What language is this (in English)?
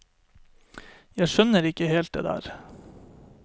Norwegian